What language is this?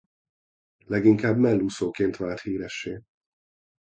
Hungarian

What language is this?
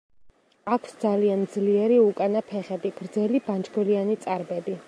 Georgian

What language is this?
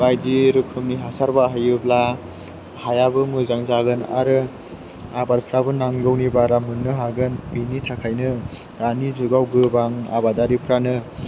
Bodo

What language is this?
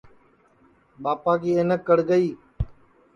Sansi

